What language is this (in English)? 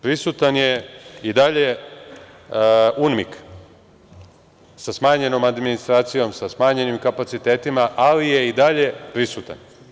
Serbian